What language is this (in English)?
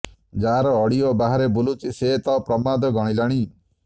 Odia